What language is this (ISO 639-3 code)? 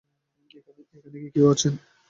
ben